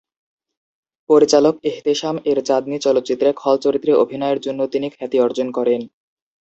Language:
Bangla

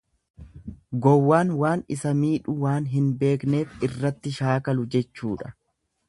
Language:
Oromo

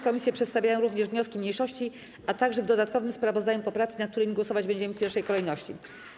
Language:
Polish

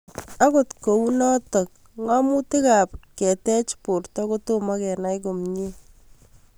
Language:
Kalenjin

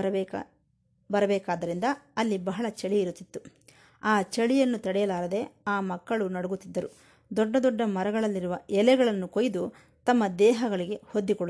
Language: Kannada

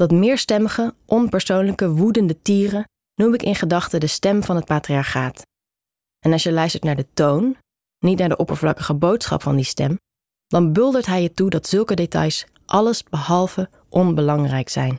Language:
Dutch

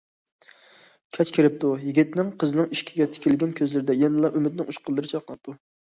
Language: Uyghur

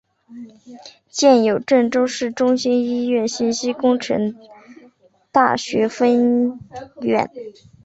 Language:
Chinese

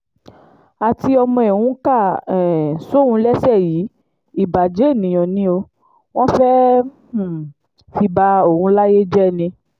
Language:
Yoruba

